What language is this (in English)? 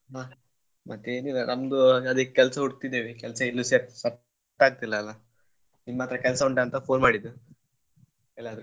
Kannada